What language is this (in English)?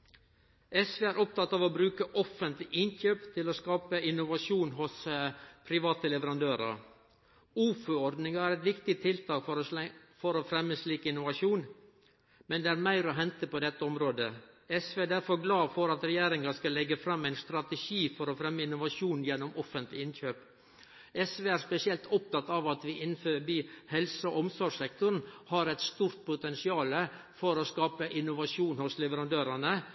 Norwegian Nynorsk